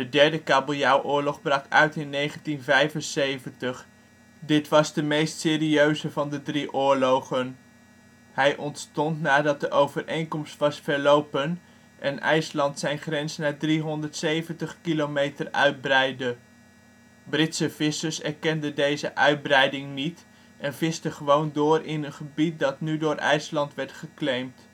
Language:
Dutch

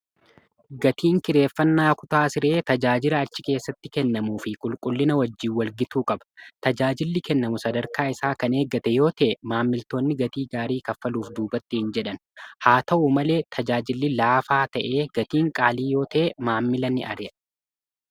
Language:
Oromo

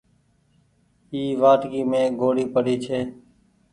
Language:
Goaria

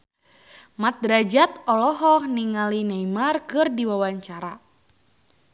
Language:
Sundanese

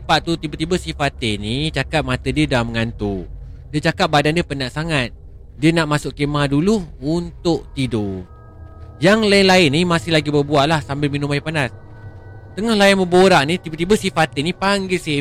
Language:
Malay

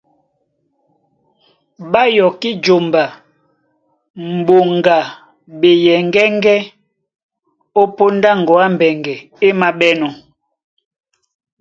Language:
Duala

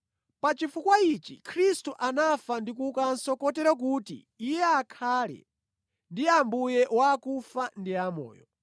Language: Nyanja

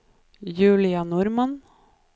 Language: Norwegian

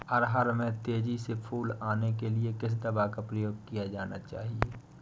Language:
Hindi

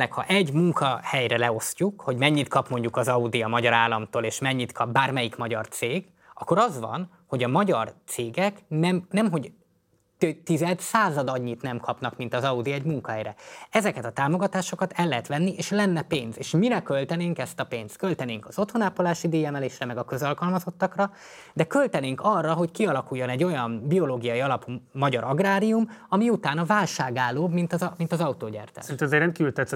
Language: Hungarian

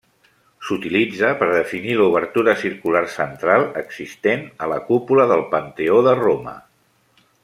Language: Catalan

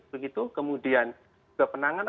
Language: Indonesian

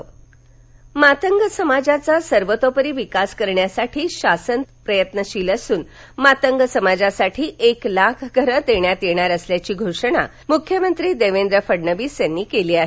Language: Marathi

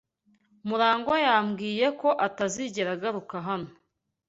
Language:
Kinyarwanda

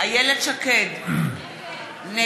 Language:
Hebrew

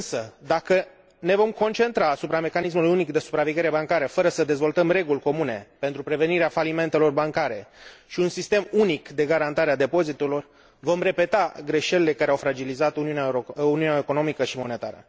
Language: Romanian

